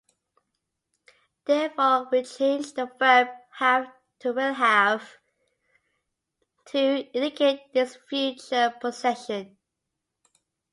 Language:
English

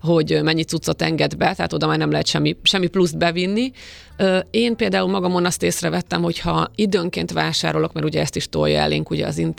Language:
Hungarian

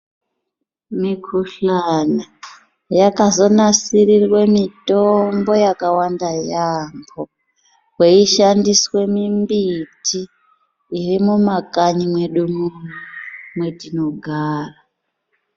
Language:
Ndau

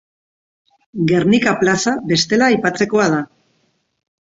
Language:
Basque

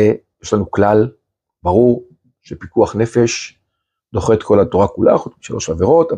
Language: Hebrew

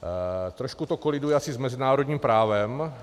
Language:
Czech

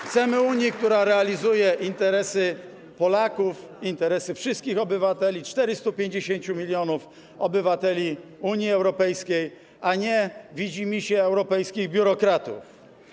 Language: Polish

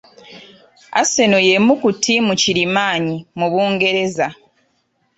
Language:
Ganda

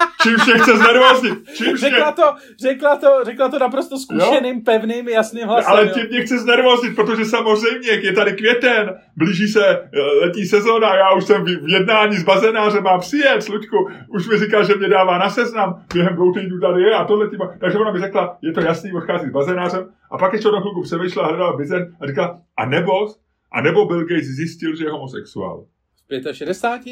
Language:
Czech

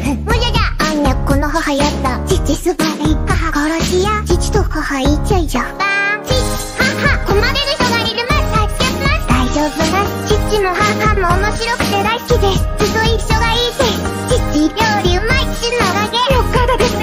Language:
Japanese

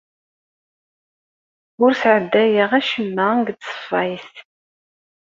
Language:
Kabyle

